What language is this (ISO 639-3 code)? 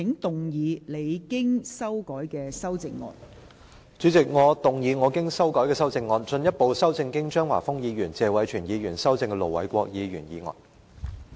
yue